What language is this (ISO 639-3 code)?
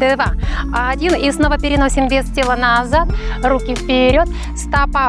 rus